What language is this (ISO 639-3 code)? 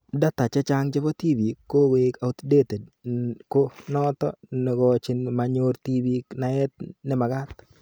kln